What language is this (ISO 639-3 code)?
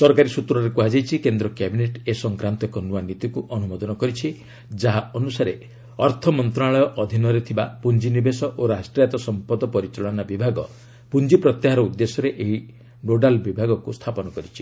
ori